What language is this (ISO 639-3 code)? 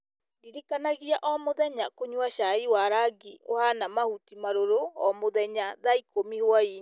kik